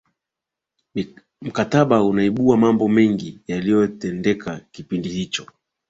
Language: Swahili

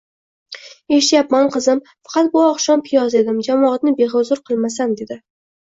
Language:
Uzbek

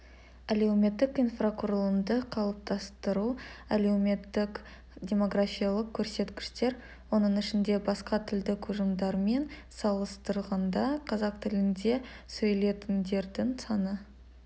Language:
Kazakh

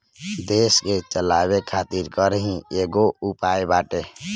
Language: Bhojpuri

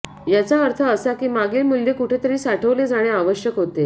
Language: Marathi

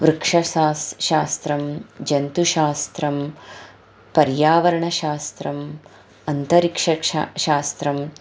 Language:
Sanskrit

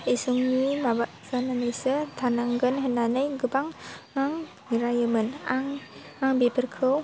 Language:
Bodo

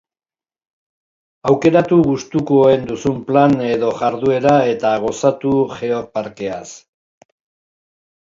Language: Basque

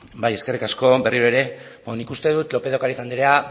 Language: Basque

